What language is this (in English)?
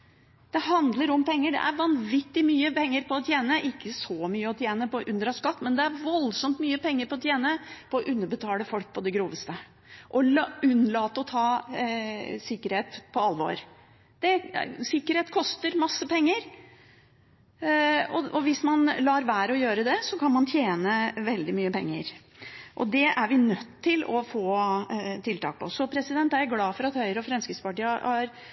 Norwegian Bokmål